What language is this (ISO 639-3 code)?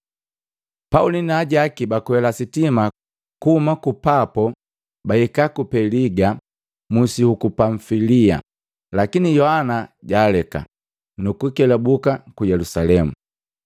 mgv